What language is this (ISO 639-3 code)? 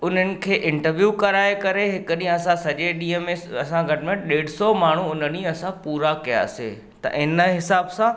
snd